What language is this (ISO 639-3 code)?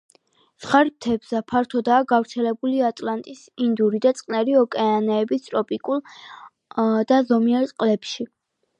kat